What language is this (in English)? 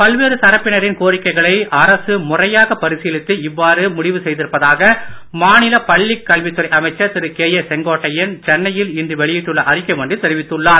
Tamil